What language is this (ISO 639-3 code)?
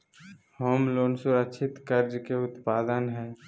mag